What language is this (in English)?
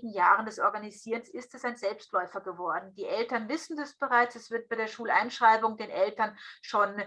German